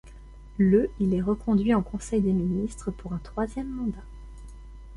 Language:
French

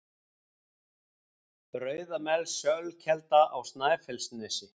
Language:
Icelandic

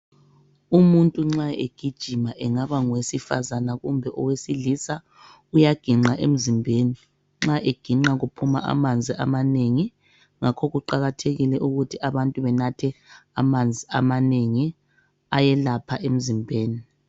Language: North Ndebele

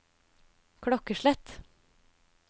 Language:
Norwegian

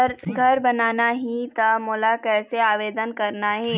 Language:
Chhattisgarhi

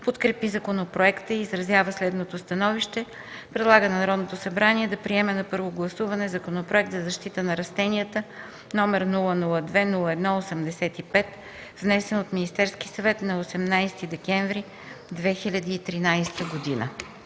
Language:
Bulgarian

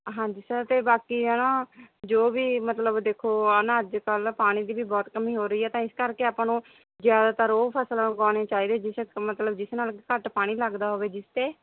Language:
Punjabi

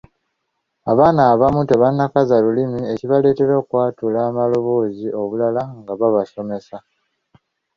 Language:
Ganda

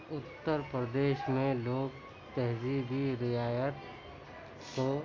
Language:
Urdu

